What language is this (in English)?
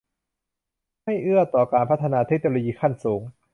Thai